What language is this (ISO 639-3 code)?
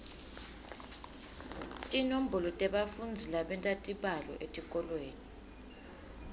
ssw